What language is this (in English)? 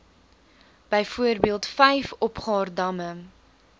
Afrikaans